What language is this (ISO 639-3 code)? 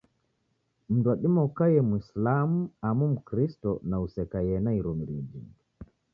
dav